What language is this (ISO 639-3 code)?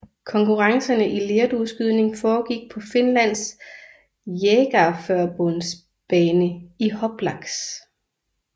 dan